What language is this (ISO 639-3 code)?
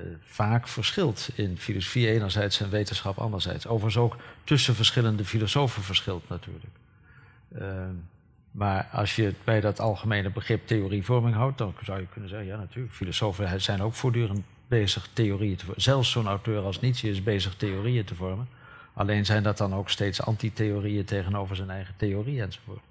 nld